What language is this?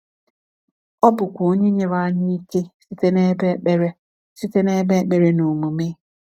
Igbo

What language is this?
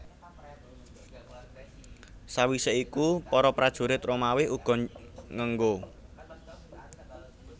Javanese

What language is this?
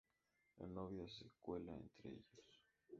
Spanish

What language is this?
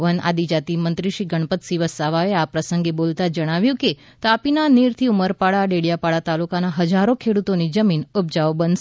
Gujarati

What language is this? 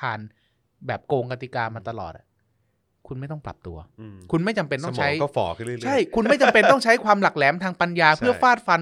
Thai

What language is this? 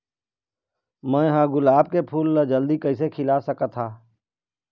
Chhattisgarhi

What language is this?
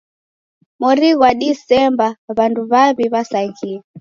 Taita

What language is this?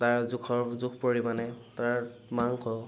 Assamese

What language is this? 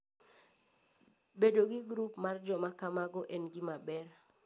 Luo (Kenya and Tanzania)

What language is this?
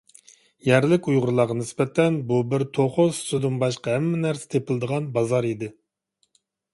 Uyghur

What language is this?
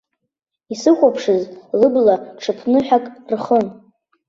Abkhazian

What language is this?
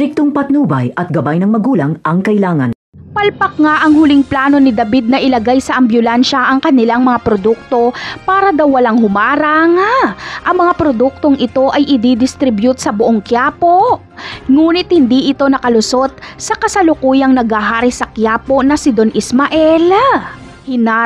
Filipino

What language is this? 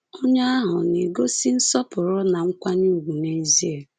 Igbo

